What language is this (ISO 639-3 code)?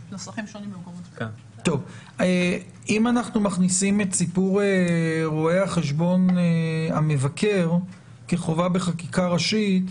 heb